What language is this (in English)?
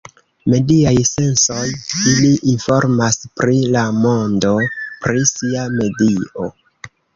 Esperanto